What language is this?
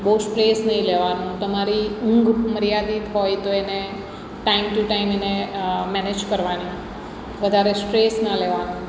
Gujarati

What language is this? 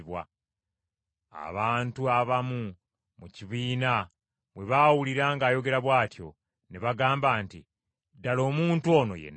Ganda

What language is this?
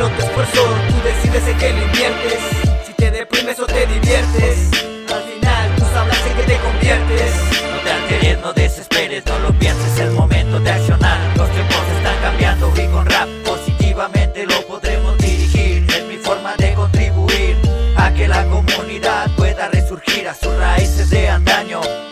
Spanish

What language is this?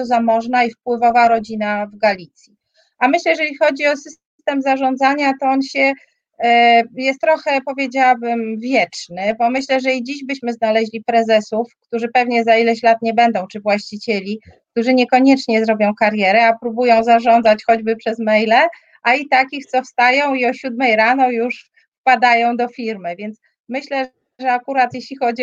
Polish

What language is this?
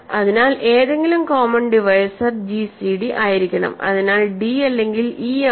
Malayalam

